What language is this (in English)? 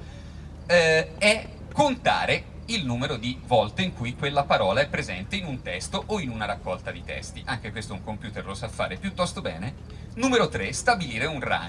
Italian